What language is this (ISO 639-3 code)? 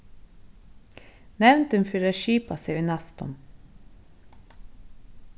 fao